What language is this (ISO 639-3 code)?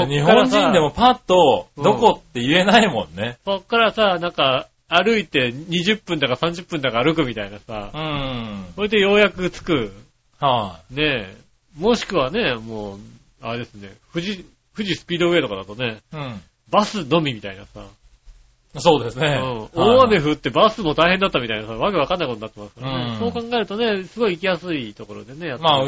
jpn